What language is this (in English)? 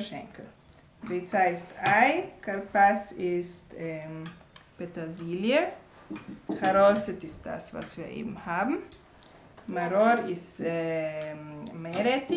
German